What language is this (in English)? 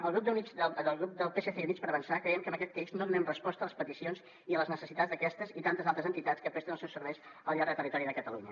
Catalan